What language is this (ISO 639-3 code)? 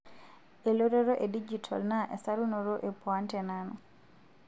mas